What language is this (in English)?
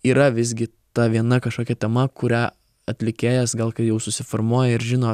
Lithuanian